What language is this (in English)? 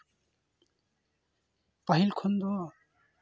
Santali